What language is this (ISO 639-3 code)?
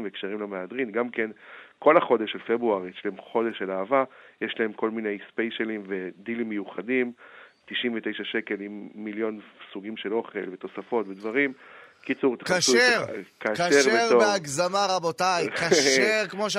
heb